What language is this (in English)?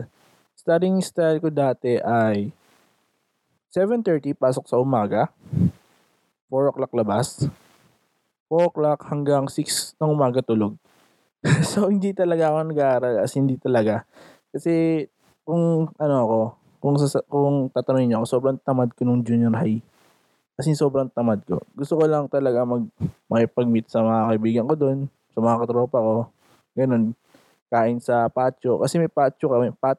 Filipino